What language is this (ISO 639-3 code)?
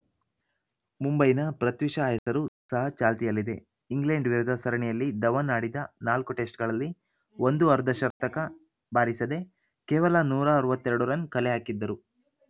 kan